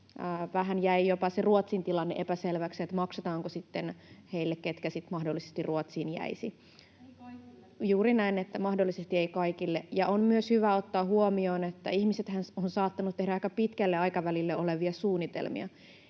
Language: Finnish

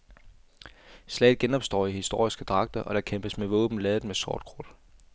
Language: Danish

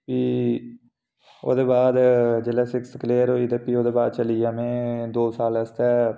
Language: Dogri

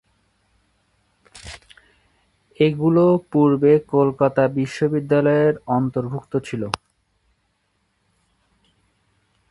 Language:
Bangla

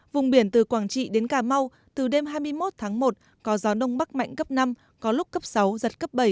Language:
Vietnamese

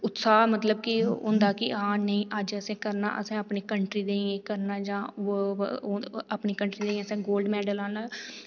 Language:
Dogri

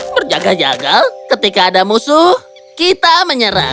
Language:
Indonesian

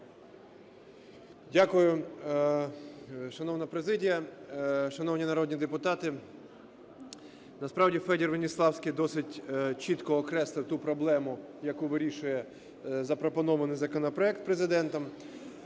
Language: Ukrainian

